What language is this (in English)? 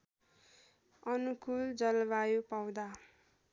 Nepali